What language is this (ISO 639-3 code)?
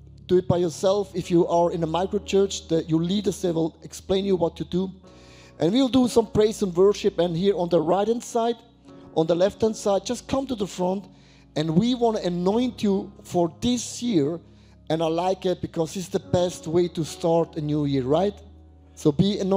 eng